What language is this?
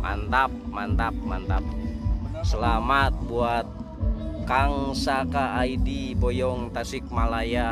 Indonesian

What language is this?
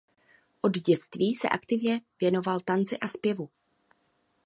Czech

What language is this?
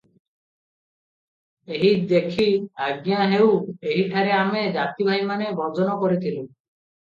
Odia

